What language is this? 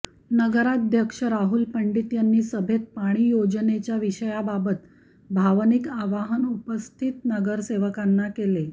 Marathi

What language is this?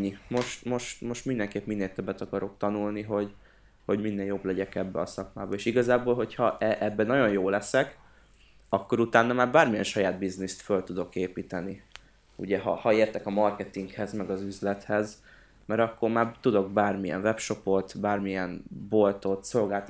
Hungarian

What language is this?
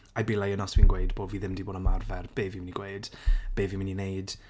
Welsh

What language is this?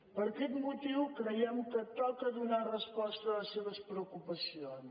Catalan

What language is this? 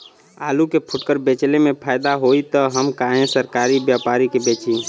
Bhojpuri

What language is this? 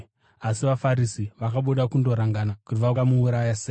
Shona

